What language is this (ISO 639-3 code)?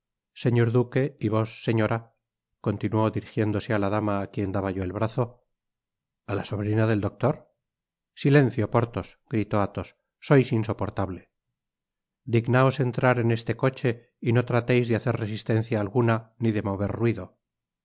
spa